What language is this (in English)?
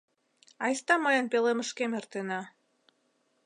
Mari